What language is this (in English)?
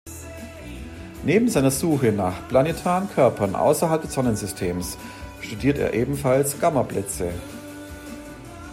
German